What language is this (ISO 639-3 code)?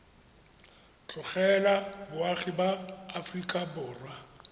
tsn